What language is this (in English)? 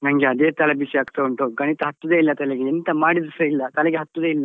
Kannada